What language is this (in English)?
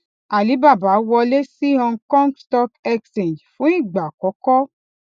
Yoruba